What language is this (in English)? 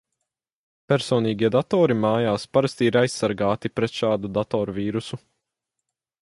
Latvian